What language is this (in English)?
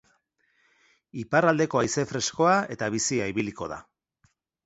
Basque